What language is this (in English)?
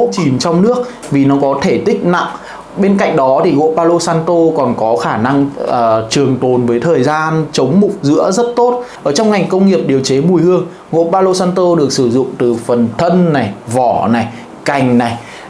Vietnamese